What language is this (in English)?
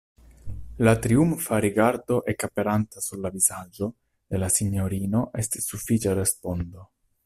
Esperanto